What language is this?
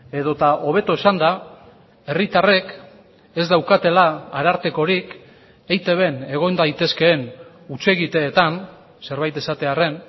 Basque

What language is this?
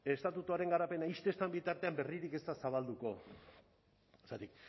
Basque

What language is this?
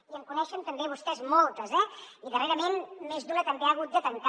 Catalan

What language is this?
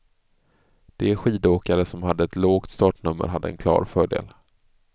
Swedish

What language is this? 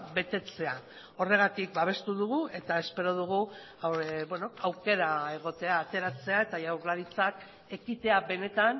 Basque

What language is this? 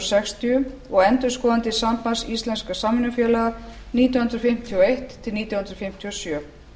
Icelandic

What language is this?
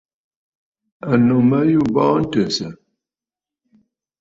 Bafut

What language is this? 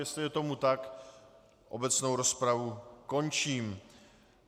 Czech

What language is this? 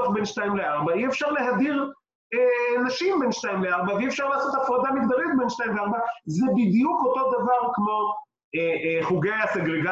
Hebrew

